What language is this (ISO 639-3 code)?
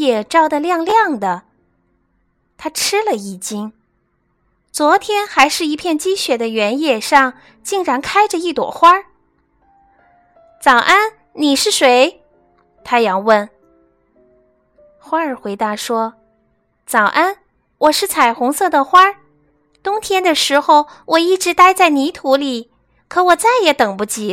zho